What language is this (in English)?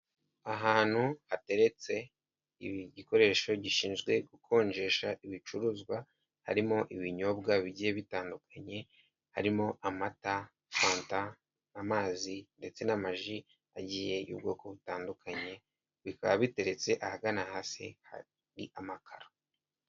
Kinyarwanda